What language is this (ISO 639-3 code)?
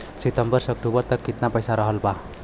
bho